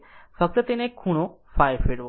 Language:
Gujarati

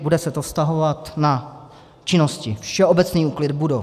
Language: Czech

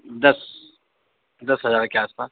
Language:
Urdu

